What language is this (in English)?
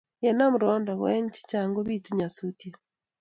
Kalenjin